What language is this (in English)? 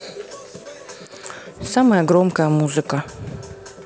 Russian